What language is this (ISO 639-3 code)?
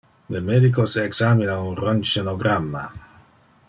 ina